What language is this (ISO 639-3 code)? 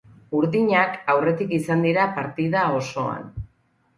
eus